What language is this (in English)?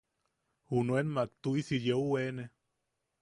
Yaqui